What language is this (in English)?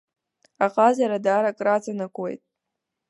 Abkhazian